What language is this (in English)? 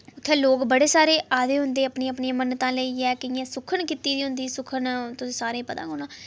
Dogri